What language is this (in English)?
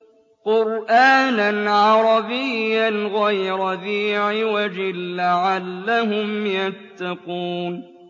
Arabic